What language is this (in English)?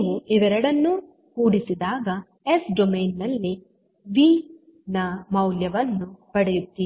Kannada